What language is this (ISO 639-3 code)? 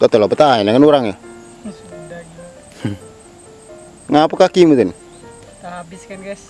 ind